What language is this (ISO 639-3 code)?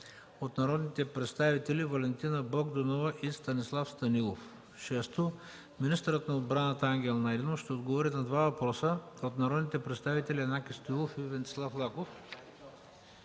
bul